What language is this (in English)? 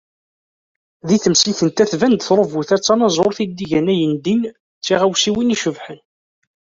Kabyle